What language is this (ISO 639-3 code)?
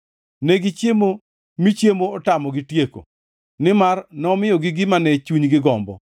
luo